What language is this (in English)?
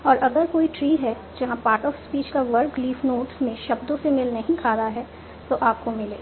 Hindi